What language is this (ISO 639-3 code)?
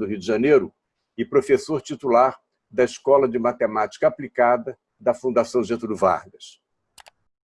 por